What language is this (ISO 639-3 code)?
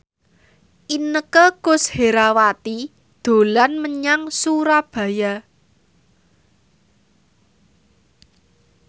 jav